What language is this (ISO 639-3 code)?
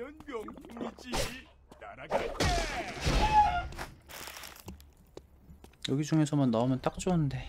kor